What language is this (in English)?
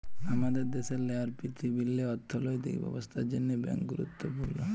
Bangla